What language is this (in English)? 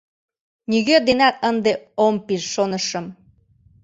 Mari